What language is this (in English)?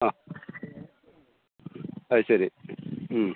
Malayalam